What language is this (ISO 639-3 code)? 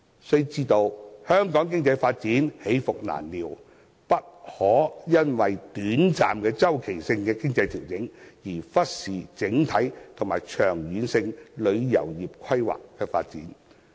yue